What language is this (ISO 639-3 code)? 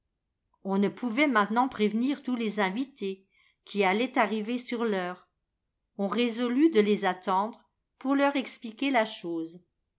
fra